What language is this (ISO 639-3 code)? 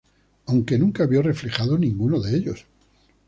spa